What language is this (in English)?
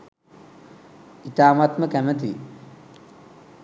Sinhala